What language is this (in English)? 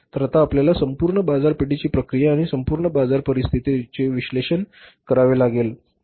Marathi